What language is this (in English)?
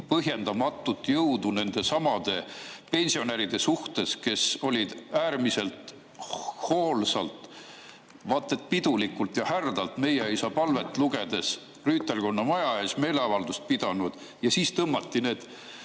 Estonian